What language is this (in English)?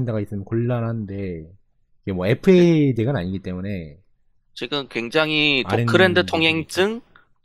Korean